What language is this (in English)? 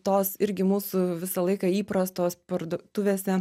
Lithuanian